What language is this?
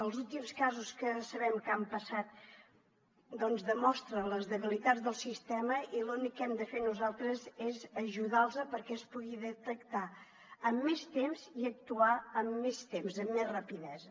Catalan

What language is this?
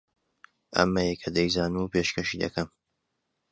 Central Kurdish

